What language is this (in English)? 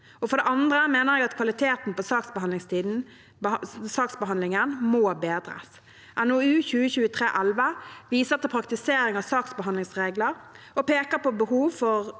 Norwegian